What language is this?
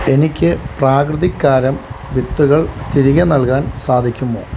Malayalam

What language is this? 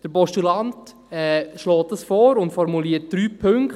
Swiss German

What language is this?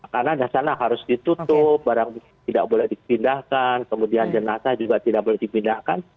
Indonesian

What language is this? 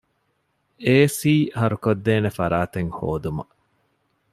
Divehi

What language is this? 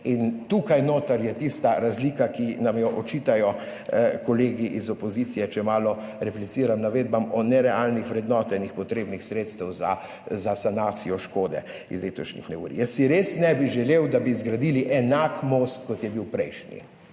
Slovenian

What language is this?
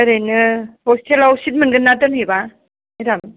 Bodo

